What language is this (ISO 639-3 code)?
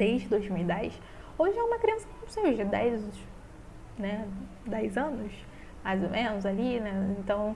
por